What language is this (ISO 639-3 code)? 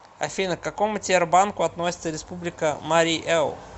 rus